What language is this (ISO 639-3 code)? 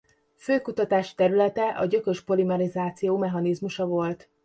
hun